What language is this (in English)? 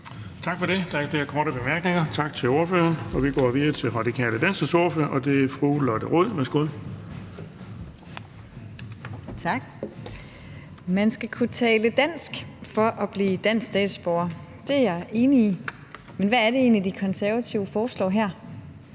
Danish